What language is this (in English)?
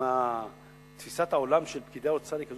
Hebrew